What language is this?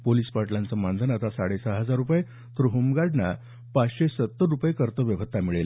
Marathi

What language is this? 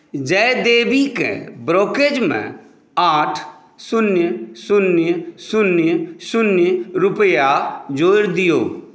Maithili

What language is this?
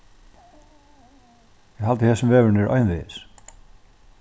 Faroese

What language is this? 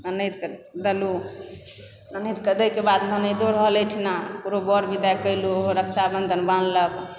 Maithili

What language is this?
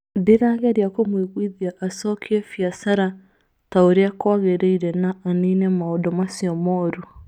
Kikuyu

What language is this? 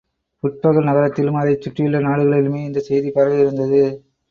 Tamil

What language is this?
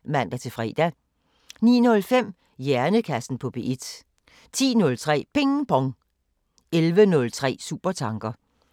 Danish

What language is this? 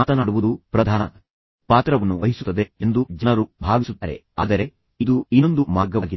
Kannada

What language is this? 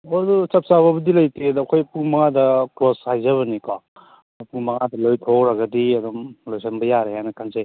Manipuri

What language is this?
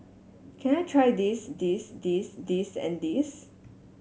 English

